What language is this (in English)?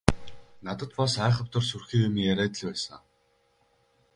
Mongolian